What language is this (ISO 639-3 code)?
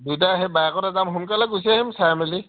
asm